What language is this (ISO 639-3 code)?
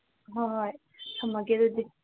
mni